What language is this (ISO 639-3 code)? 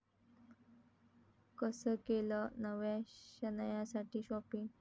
mar